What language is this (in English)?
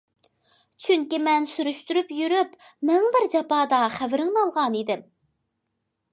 Uyghur